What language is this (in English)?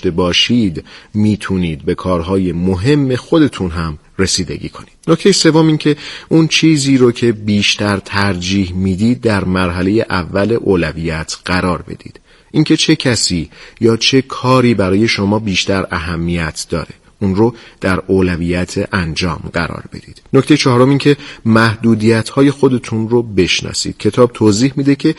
Persian